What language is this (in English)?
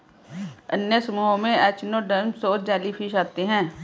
Hindi